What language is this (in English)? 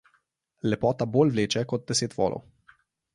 Slovenian